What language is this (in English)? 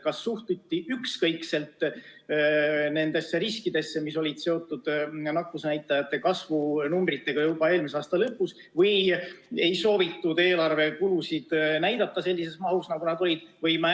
Estonian